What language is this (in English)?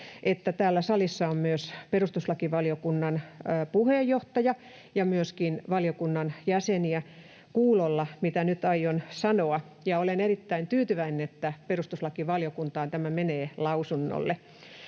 Finnish